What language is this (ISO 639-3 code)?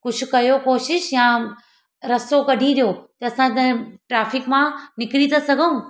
snd